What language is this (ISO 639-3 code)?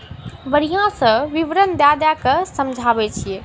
mai